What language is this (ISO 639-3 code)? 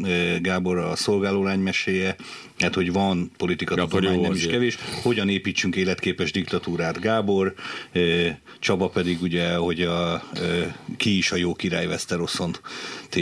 hun